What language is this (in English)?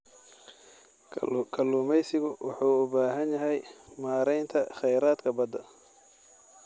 Somali